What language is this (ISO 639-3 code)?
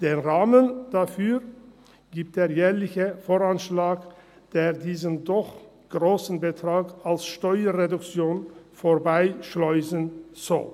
gsw